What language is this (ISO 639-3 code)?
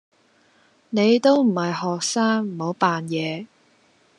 yue